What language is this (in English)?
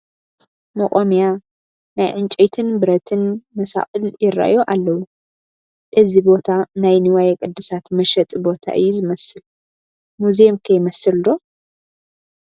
Tigrinya